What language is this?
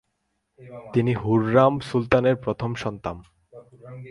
Bangla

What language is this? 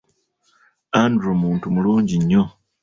Ganda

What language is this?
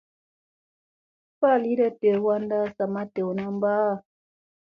Musey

